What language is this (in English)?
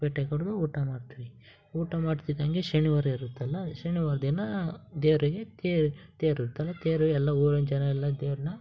Kannada